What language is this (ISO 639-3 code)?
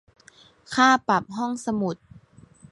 tha